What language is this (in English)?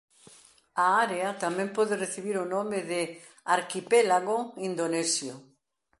Galician